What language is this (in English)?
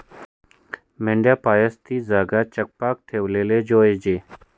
Marathi